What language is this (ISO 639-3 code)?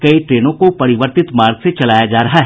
hin